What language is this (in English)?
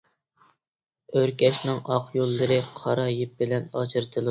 Uyghur